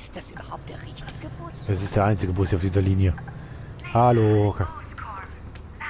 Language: German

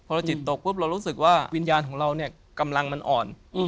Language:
Thai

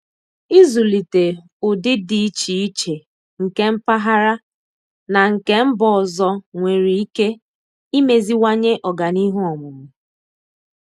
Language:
Igbo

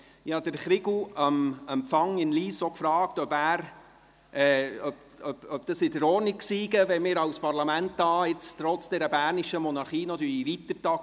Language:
Swiss German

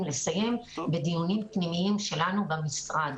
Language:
Hebrew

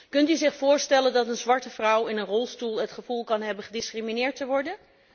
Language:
Dutch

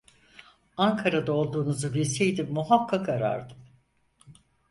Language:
Turkish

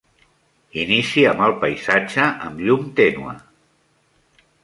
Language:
Catalan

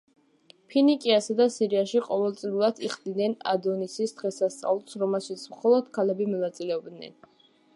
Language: Georgian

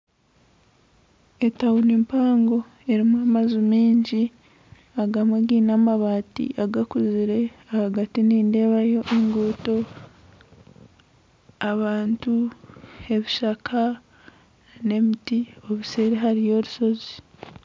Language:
Nyankole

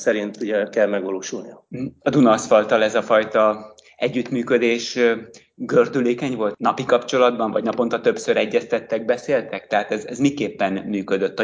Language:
Hungarian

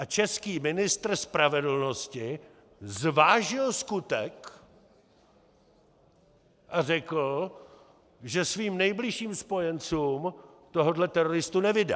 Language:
Czech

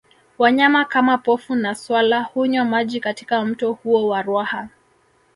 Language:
Swahili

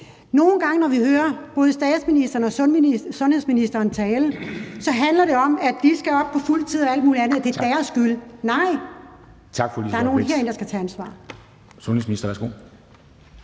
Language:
Danish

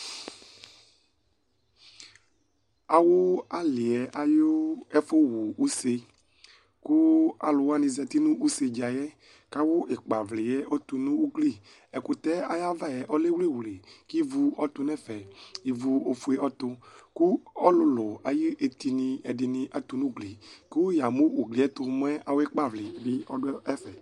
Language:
Ikposo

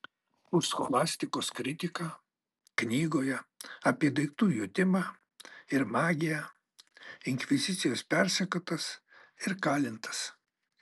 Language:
Lithuanian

